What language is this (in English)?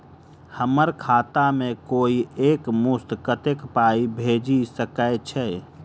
Maithili